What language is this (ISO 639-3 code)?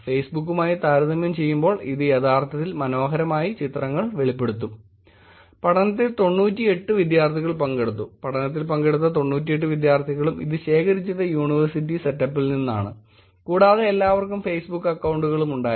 mal